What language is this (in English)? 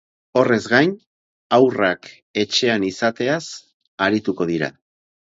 Basque